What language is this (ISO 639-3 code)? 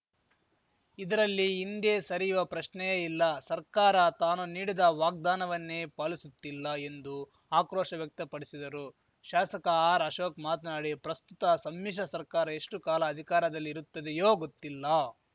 kan